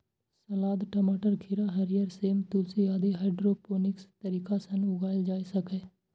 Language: Maithili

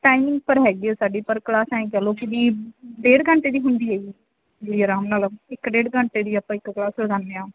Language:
Punjabi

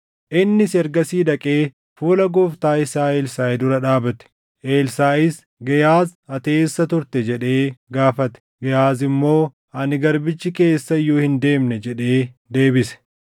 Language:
Oromo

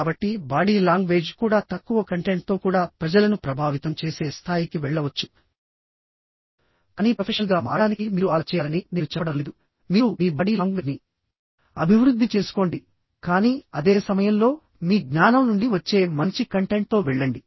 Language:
Telugu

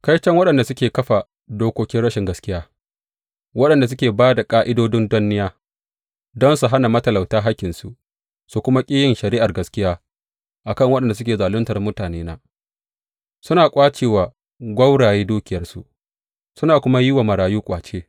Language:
Hausa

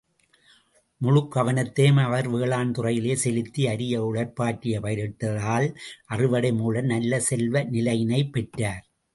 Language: Tamil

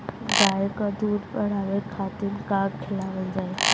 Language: Bhojpuri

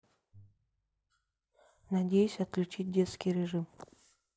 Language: Russian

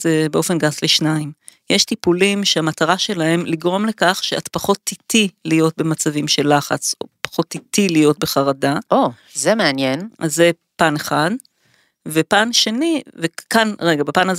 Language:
Hebrew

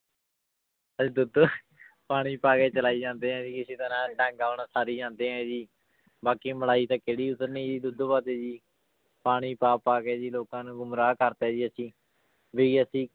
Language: Punjabi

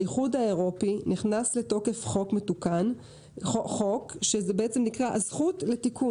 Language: Hebrew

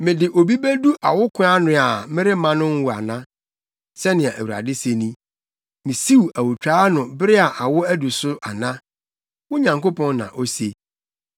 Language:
Akan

